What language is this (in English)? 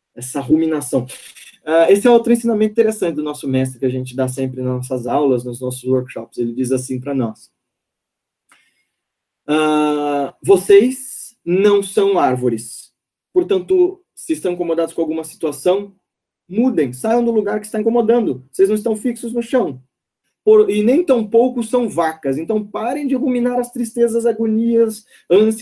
Portuguese